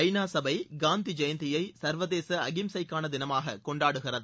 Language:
Tamil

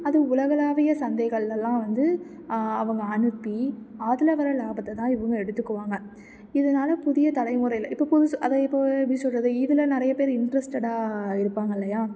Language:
Tamil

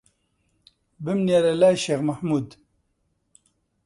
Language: Central Kurdish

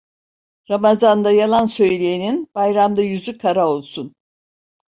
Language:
Turkish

